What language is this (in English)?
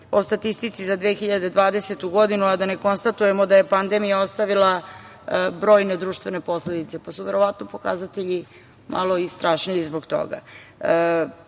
Serbian